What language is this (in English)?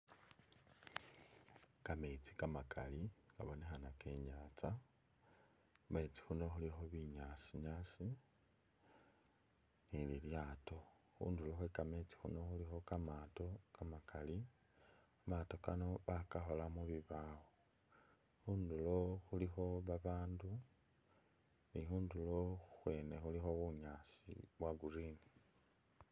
Masaaba